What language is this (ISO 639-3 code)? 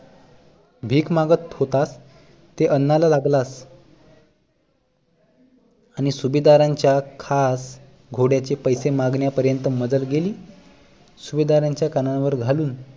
mar